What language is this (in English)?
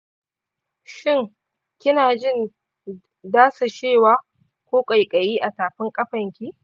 Hausa